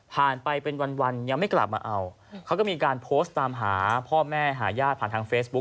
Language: Thai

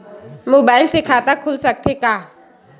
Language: Chhattisgarhi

